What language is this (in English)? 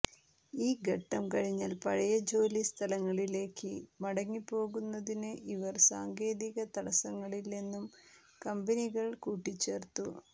Malayalam